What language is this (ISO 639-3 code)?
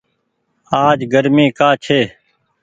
gig